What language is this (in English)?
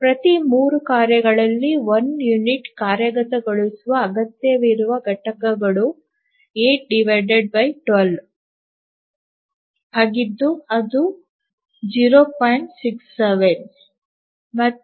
Kannada